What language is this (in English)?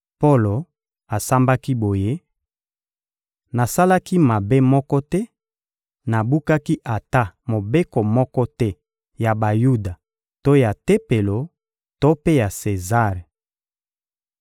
Lingala